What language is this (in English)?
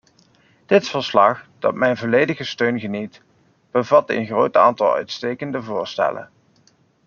Dutch